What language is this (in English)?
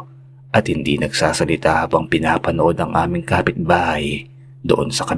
Filipino